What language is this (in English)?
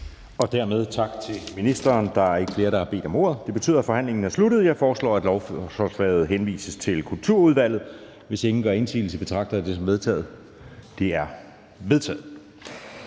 Danish